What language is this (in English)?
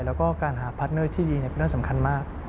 Thai